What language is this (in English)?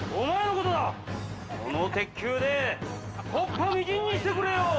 Japanese